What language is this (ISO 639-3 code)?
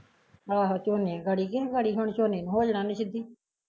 pan